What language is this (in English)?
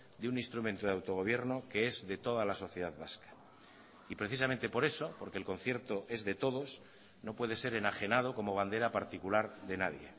Spanish